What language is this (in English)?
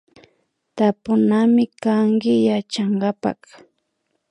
Imbabura Highland Quichua